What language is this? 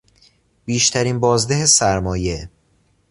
Persian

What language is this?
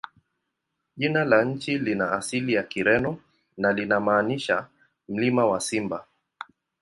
Swahili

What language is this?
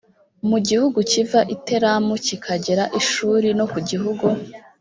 Kinyarwanda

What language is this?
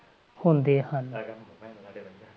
Punjabi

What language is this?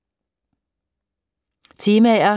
Danish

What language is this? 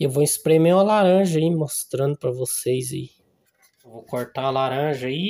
Portuguese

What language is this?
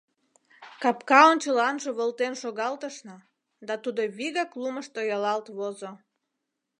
Mari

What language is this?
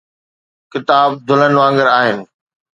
Sindhi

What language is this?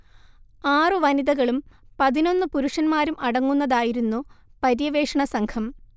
Malayalam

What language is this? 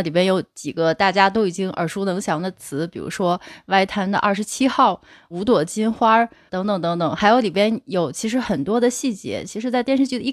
Chinese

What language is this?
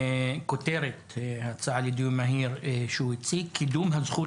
Hebrew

